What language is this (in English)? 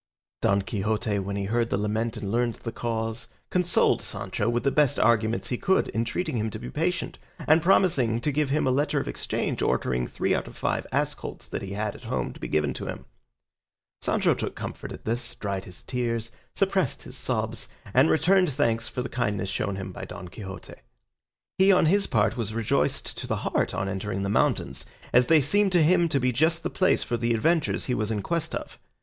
English